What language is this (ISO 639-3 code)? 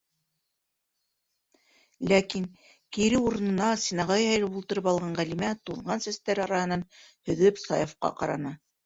bak